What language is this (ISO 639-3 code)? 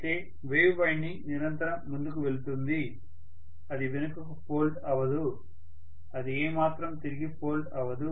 tel